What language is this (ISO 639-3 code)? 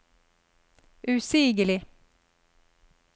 nor